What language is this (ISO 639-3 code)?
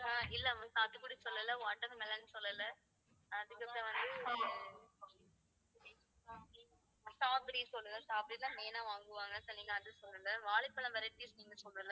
tam